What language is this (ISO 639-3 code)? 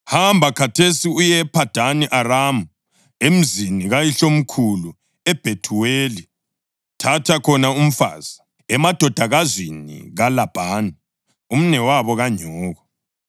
nde